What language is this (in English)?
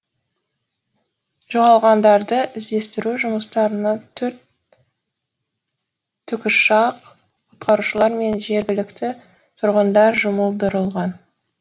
Kazakh